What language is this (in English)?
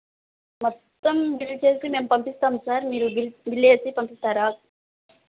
Telugu